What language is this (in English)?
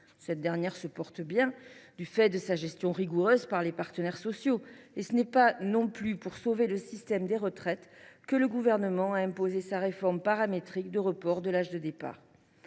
French